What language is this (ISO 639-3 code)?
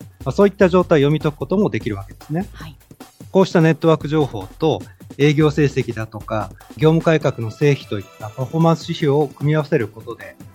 jpn